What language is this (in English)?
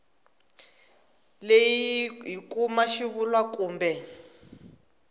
Tsonga